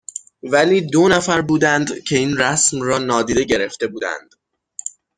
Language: Persian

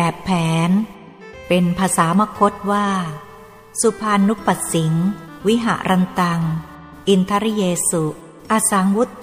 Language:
Thai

